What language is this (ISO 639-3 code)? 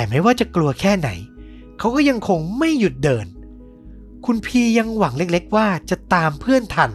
tha